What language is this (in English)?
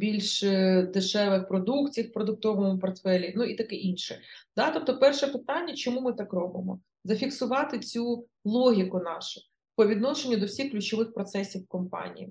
Ukrainian